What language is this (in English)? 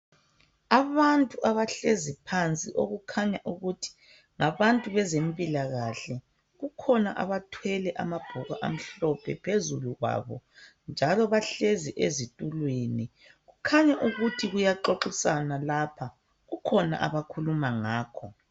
North Ndebele